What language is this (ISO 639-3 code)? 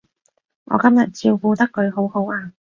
yue